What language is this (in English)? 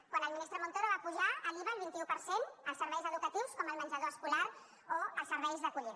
Catalan